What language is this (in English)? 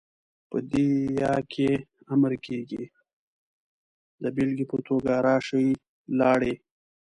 Pashto